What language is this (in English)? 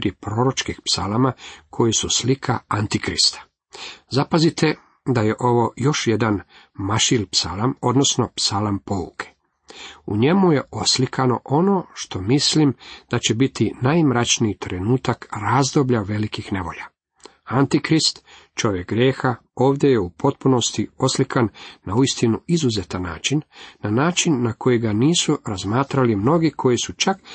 Croatian